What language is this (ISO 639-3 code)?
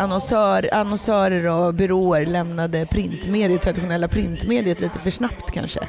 swe